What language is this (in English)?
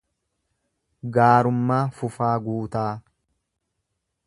Oromo